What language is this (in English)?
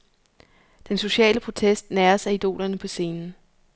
Danish